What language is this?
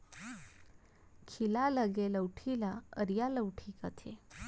Chhattisgarhi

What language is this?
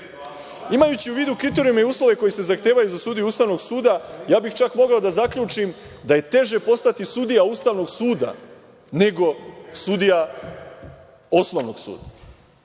Serbian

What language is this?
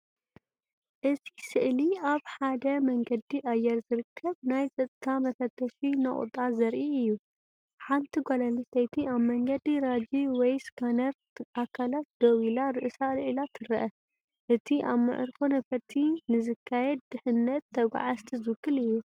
Tigrinya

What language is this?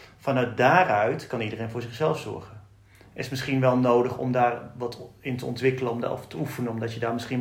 Dutch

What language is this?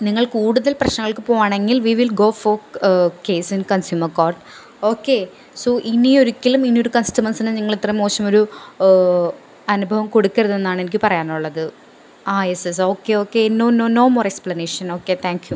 Malayalam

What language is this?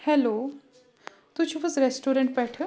Kashmiri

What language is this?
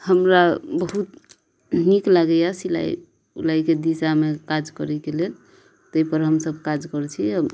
Maithili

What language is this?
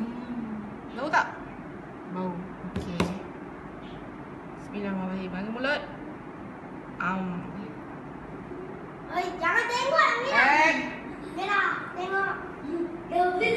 Malay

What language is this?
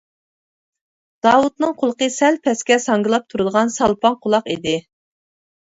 Uyghur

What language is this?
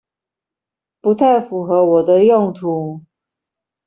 Chinese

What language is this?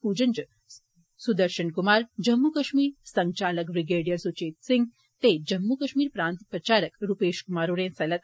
Dogri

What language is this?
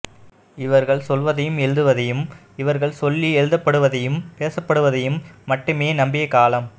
Tamil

